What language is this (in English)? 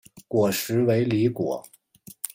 Chinese